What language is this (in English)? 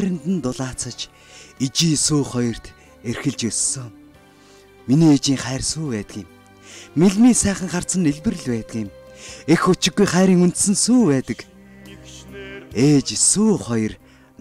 Turkish